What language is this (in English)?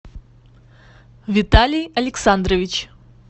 Russian